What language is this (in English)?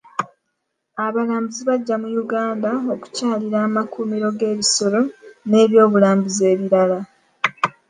Ganda